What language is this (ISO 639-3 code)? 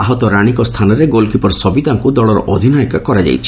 ori